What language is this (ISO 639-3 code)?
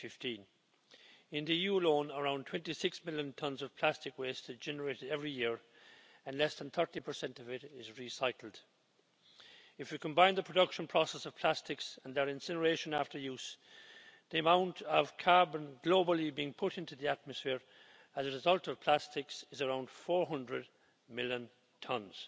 eng